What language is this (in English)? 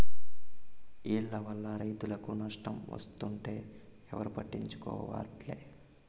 Telugu